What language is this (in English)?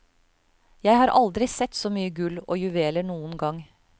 Norwegian